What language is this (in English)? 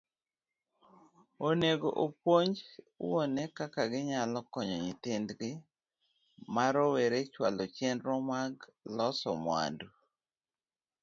Luo (Kenya and Tanzania)